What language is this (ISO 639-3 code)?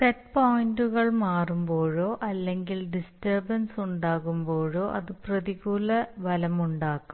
mal